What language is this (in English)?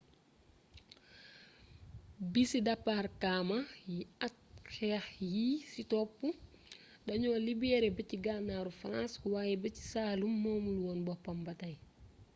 Wolof